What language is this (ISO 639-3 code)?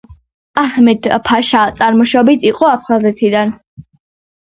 kat